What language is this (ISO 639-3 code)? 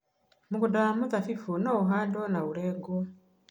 kik